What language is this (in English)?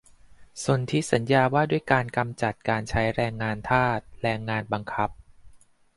Thai